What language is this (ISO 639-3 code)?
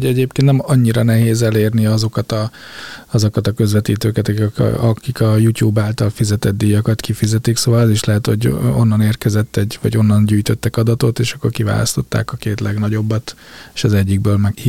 hun